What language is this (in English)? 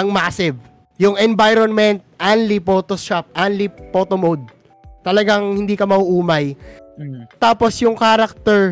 Filipino